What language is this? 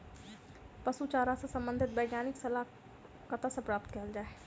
Maithili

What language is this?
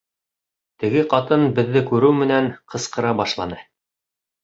Bashkir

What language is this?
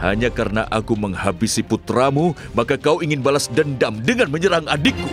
Indonesian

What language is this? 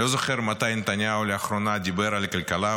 Hebrew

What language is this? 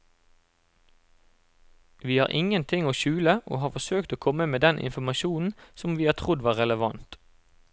Norwegian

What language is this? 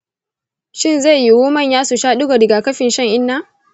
Hausa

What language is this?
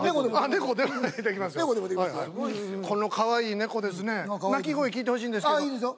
Japanese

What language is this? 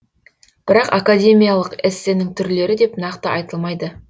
Kazakh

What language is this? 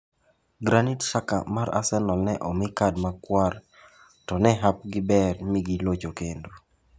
Luo (Kenya and Tanzania)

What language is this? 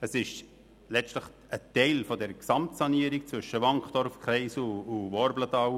Swiss German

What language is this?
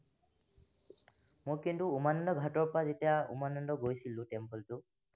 Assamese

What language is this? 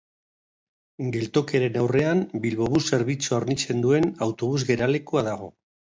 Basque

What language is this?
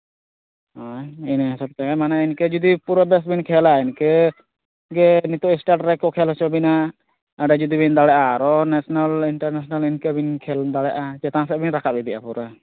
Santali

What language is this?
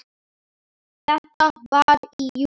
Icelandic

